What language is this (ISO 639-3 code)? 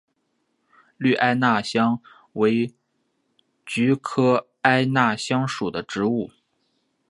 zho